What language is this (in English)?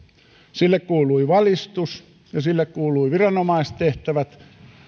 Finnish